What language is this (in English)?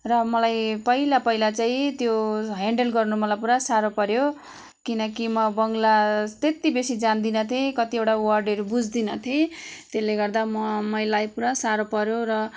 Nepali